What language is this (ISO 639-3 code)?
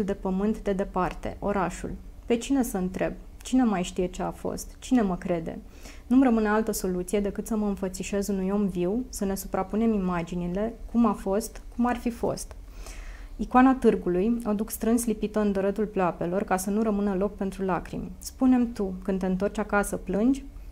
ron